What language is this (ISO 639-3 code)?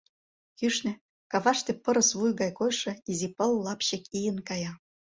chm